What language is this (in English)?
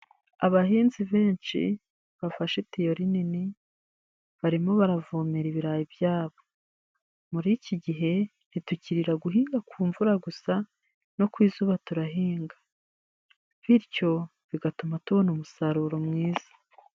Kinyarwanda